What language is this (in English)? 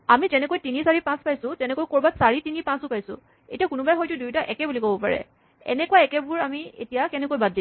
Assamese